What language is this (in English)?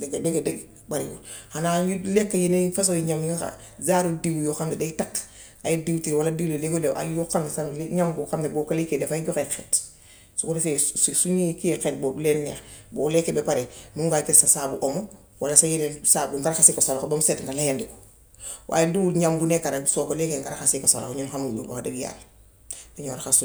Gambian Wolof